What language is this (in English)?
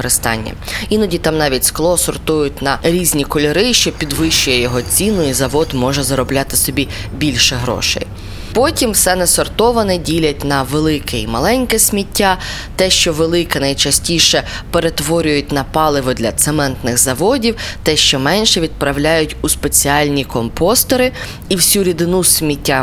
Ukrainian